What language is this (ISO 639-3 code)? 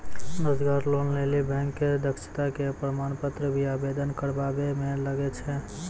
mai